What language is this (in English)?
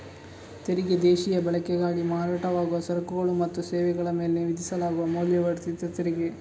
Kannada